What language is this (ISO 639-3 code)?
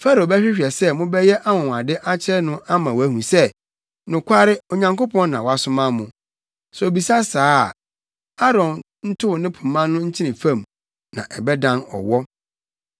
aka